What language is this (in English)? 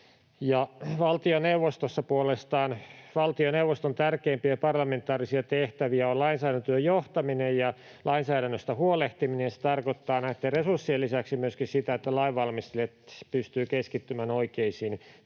Finnish